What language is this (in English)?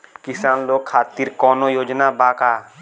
Bhojpuri